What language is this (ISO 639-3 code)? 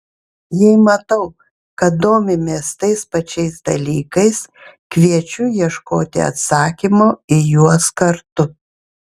lit